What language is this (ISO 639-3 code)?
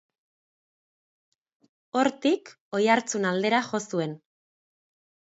eus